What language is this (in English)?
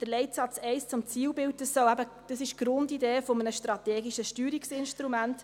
Swiss German